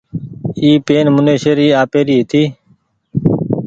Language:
Goaria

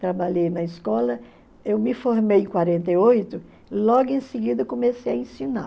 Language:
Portuguese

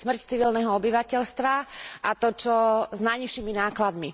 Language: Slovak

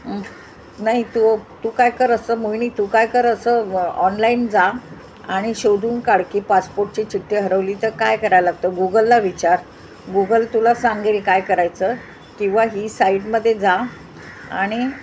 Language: Marathi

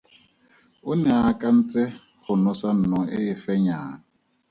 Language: Tswana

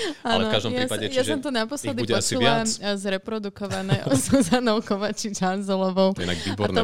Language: Slovak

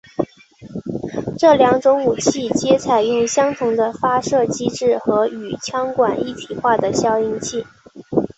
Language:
Chinese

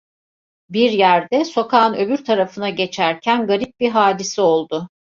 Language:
Turkish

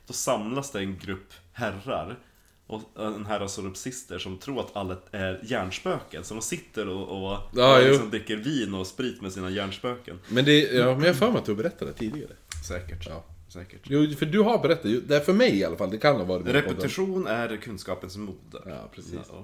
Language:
Swedish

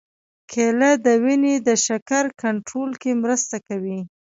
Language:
Pashto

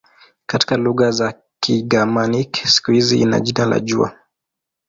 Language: Swahili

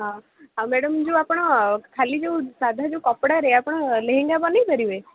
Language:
Odia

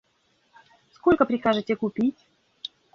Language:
Russian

